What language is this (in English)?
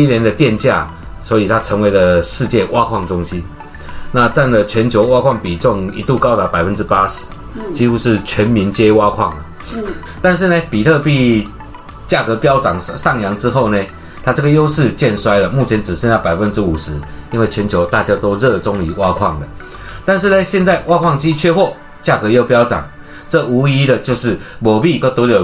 Chinese